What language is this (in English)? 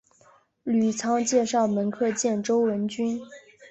Chinese